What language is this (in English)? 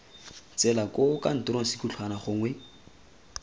Tswana